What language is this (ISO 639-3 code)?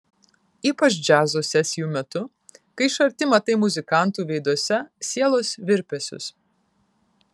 lit